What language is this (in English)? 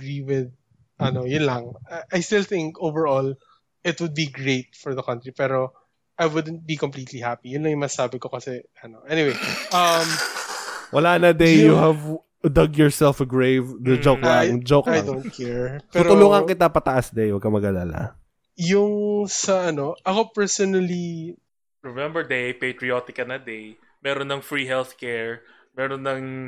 Filipino